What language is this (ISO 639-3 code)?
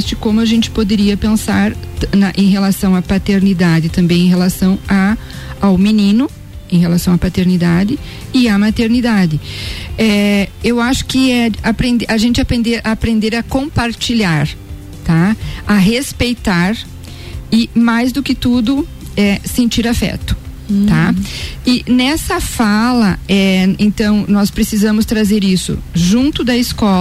por